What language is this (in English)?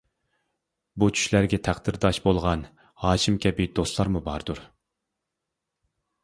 Uyghur